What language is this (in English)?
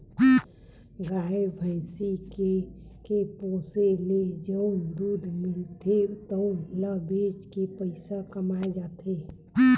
Chhattisgarhi